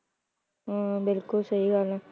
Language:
Punjabi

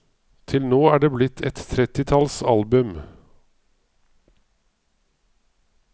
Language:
Norwegian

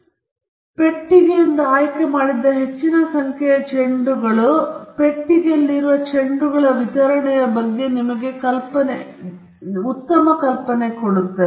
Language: Kannada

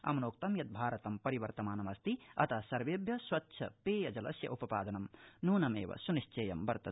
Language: Sanskrit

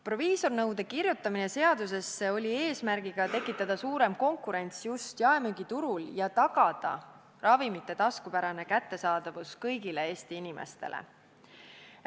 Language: Estonian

